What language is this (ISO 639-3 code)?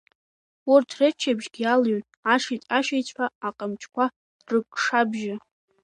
abk